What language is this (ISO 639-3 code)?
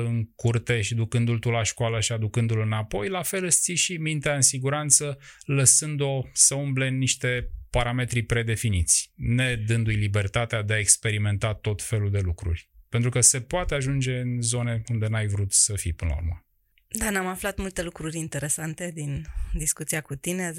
ron